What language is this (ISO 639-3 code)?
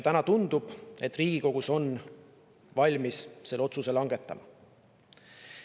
est